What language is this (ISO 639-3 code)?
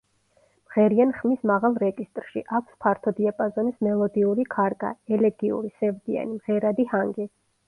kat